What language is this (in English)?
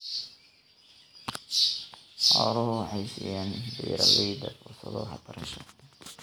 Somali